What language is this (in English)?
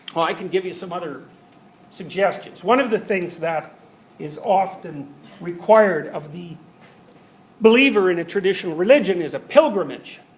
English